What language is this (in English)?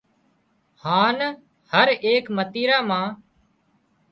Wadiyara Koli